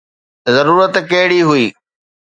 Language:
Sindhi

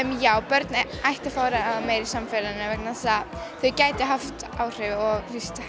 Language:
Icelandic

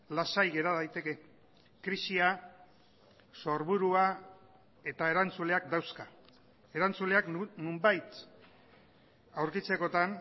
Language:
Basque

